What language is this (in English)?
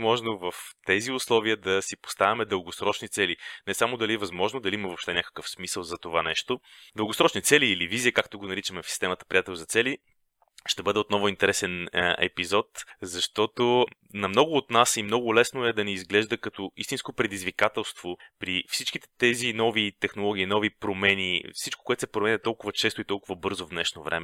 Bulgarian